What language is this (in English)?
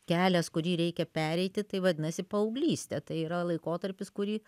Lithuanian